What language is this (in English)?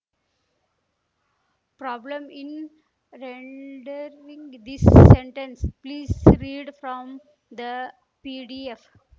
Kannada